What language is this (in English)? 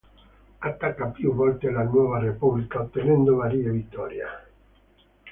Italian